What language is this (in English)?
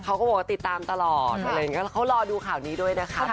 Thai